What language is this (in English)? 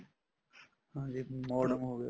Punjabi